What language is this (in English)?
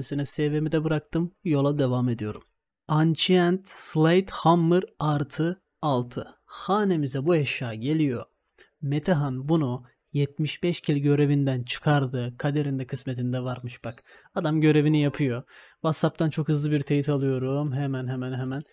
Turkish